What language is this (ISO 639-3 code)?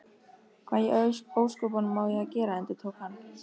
isl